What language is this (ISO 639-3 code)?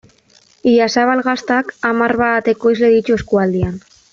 eus